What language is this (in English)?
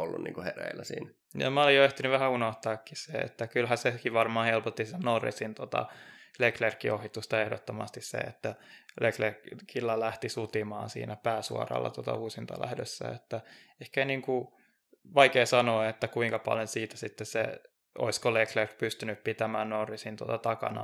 Finnish